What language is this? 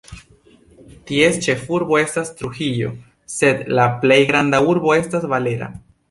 Esperanto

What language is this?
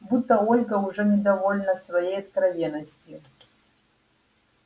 Russian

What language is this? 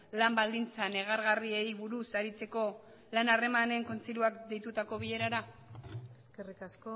Basque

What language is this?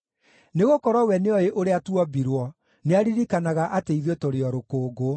Kikuyu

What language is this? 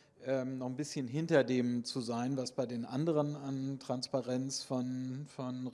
German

